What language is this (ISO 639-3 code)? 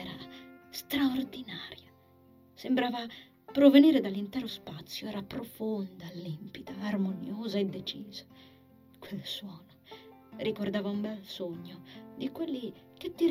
ita